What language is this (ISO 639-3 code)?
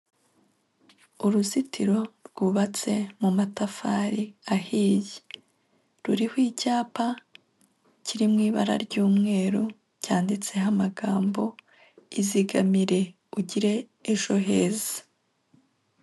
kin